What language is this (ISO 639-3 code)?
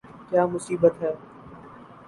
urd